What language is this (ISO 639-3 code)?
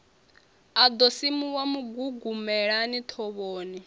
ven